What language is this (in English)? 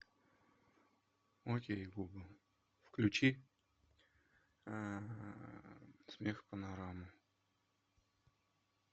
Russian